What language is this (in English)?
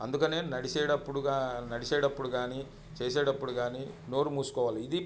Telugu